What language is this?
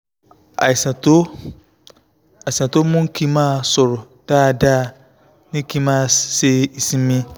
Yoruba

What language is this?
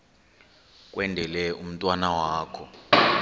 Xhosa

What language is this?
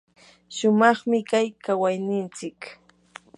Yanahuanca Pasco Quechua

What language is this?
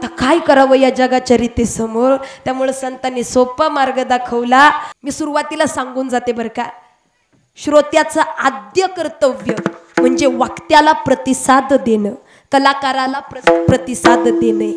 Hindi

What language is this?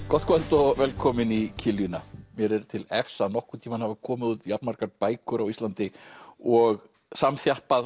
Icelandic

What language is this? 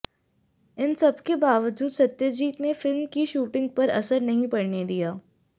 Hindi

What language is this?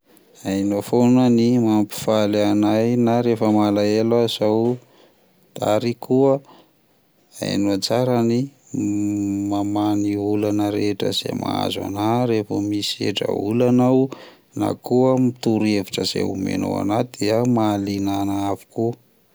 Malagasy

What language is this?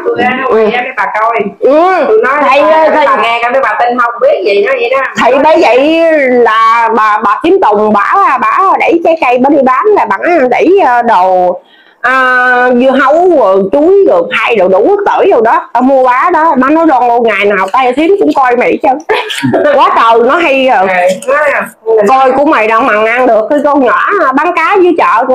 Vietnamese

